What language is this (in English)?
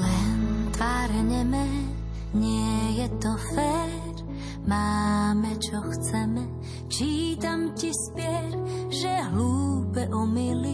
Slovak